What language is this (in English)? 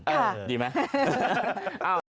Thai